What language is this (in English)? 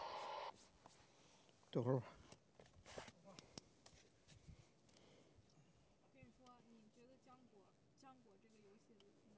Chinese